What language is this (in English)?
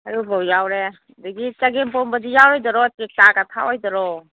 Manipuri